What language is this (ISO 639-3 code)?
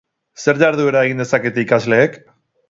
eus